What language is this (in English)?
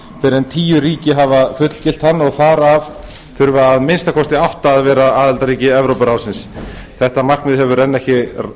Icelandic